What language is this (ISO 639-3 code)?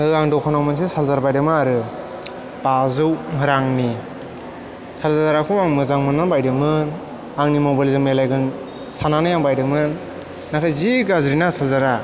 brx